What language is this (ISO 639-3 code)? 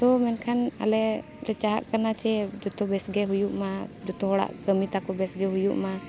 sat